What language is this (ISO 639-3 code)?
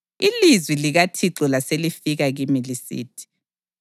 nde